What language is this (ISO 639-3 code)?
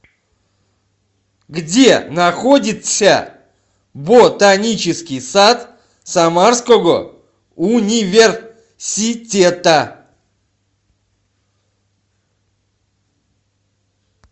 rus